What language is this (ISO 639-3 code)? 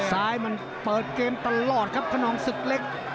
tha